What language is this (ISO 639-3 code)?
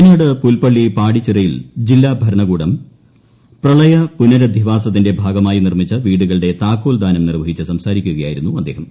mal